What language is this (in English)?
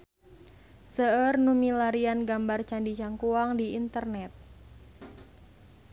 Sundanese